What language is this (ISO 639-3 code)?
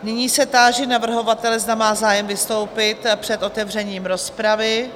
ces